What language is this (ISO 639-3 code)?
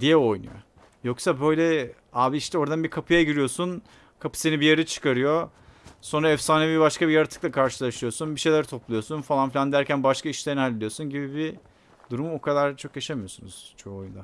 tur